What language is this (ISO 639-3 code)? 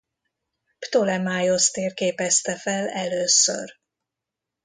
hun